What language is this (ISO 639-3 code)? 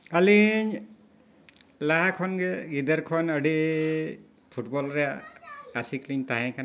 sat